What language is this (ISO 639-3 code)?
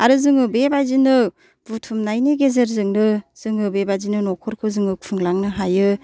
brx